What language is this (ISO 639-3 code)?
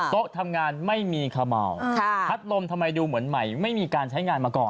tha